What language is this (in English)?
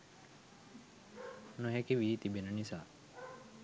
Sinhala